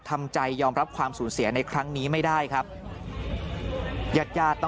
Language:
Thai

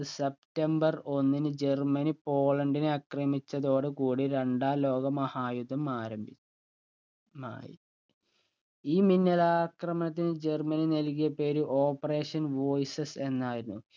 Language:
Malayalam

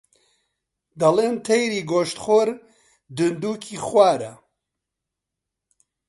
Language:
Central Kurdish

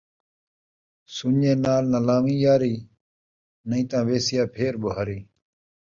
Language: Saraiki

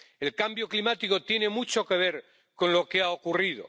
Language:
Spanish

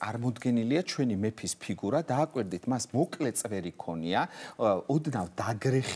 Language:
Romanian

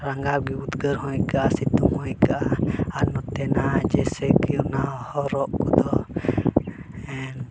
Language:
Santali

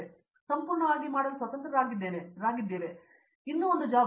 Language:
Kannada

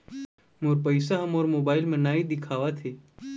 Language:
Chhattisgarhi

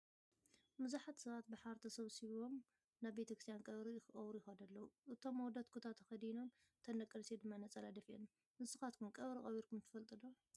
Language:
Tigrinya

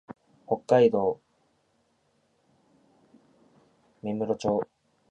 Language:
Japanese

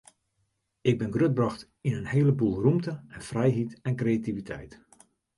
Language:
Western Frisian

